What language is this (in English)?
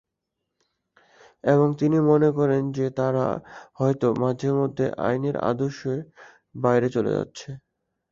Bangla